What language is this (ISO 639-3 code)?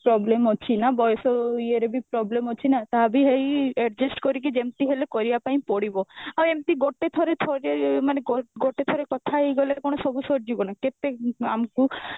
ori